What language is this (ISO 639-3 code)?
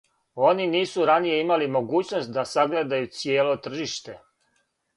srp